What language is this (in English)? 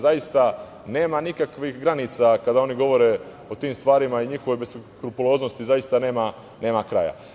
Serbian